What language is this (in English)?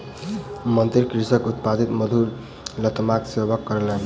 Maithili